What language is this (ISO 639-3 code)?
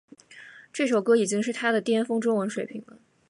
zho